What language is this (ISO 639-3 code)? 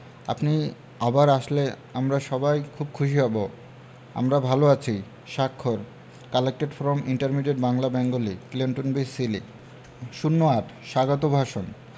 ben